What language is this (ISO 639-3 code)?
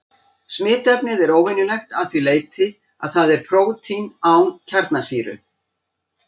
isl